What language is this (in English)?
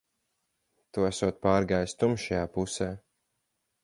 Latvian